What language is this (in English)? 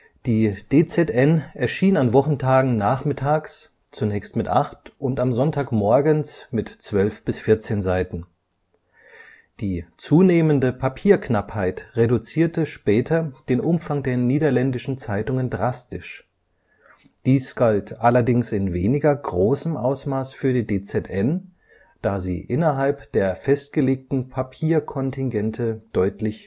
German